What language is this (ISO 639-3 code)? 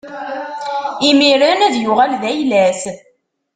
kab